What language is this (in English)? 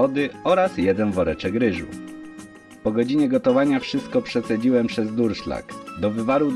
Polish